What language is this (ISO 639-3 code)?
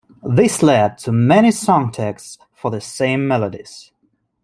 eng